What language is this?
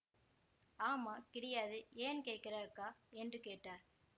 Tamil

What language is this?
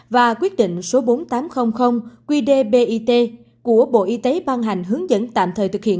Vietnamese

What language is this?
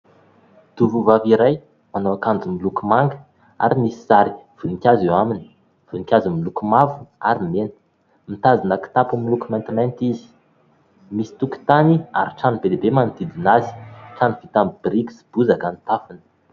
Malagasy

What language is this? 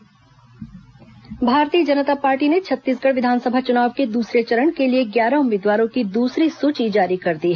Hindi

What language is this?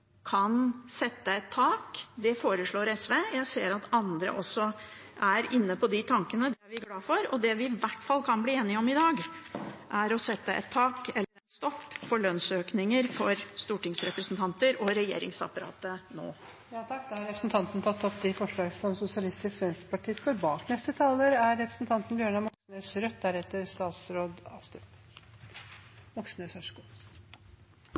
Norwegian Bokmål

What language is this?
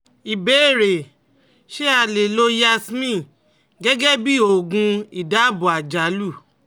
Yoruba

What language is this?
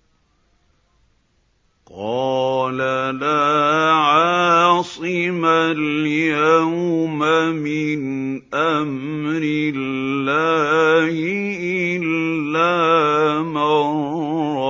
Arabic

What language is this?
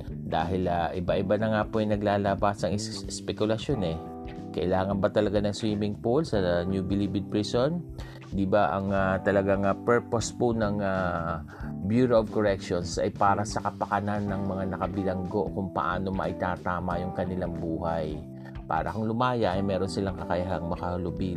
Filipino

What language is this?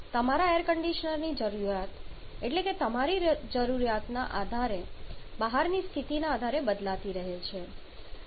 Gujarati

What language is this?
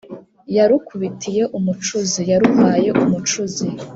Kinyarwanda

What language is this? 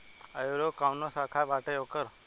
Bhojpuri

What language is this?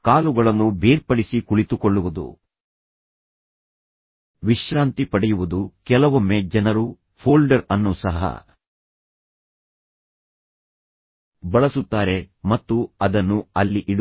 Kannada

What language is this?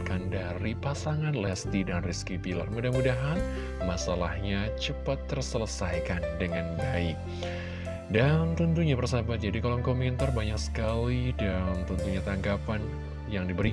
Indonesian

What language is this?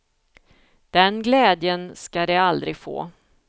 Swedish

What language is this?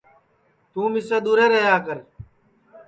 Sansi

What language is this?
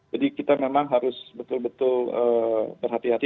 Indonesian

